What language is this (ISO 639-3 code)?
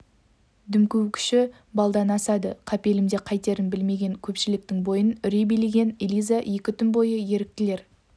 kaz